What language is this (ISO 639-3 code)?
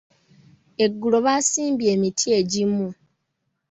lug